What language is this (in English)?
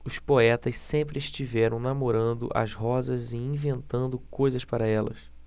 Portuguese